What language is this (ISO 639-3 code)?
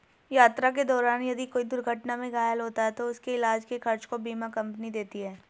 hin